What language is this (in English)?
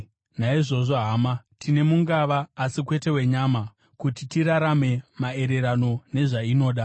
Shona